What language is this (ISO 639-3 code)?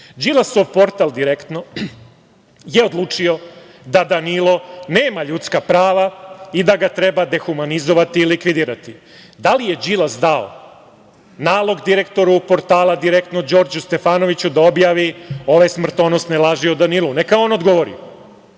srp